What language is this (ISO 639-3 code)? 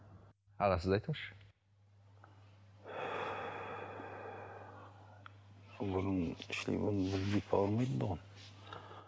kaz